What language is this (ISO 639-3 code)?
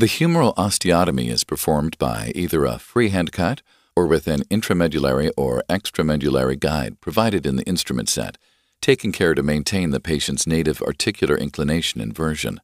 eng